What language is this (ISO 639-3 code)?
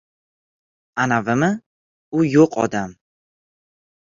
uzb